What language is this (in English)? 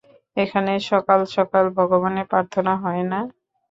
Bangla